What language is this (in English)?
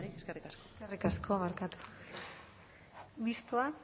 Basque